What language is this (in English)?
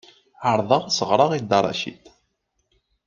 Kabyle